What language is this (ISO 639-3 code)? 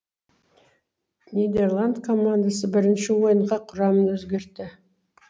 kaz